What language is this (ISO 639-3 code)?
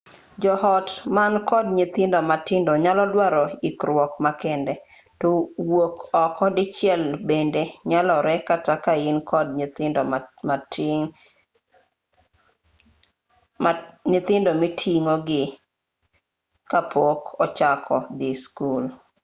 luo